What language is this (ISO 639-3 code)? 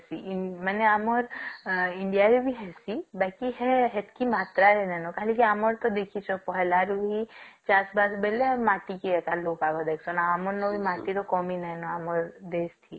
ori